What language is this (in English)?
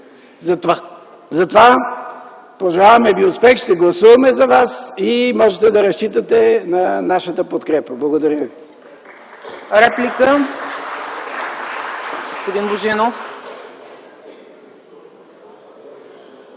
Bulgarian